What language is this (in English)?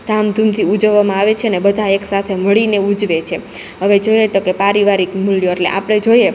Gujarati